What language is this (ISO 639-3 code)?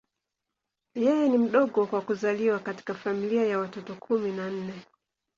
swa